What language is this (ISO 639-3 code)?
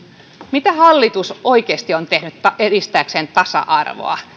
fin